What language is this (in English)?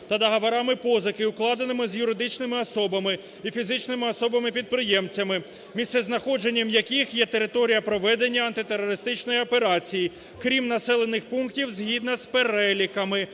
Ukrainian